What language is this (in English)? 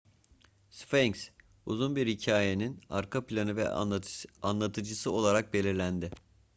Turkish